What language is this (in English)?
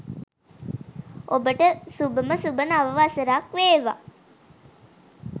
Sinhala